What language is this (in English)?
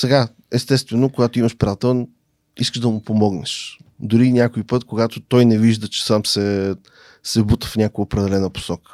Bulgarian